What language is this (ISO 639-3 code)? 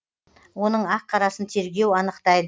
kaz